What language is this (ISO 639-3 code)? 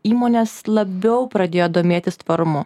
lit